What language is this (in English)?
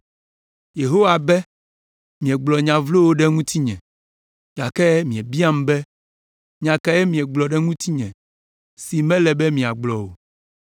Ewe